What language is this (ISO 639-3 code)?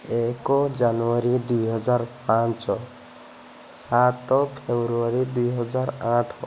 ori